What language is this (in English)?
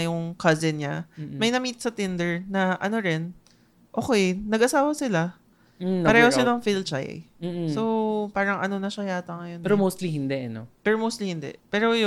Filipino